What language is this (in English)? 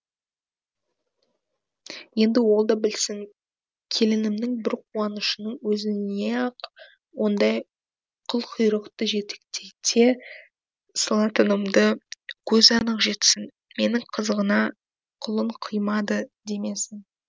Kazakh